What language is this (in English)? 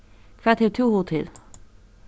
Faroese